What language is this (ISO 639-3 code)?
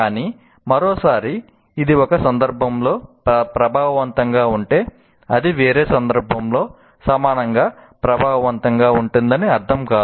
tel